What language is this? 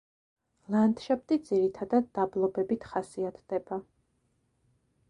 Georgian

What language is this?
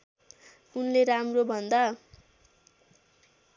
Nepali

